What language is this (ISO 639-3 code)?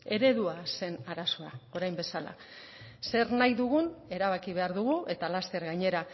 eus